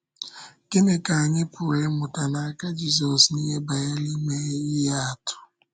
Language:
Igbo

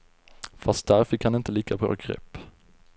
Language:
Swedish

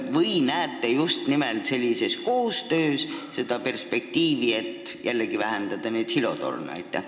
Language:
Estonian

